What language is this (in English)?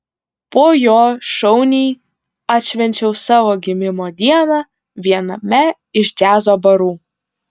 Lithuanian